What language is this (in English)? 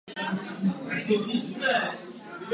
Czech